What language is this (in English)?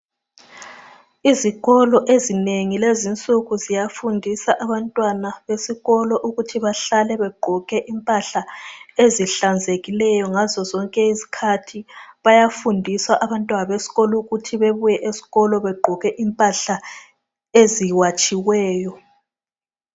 North Ndebele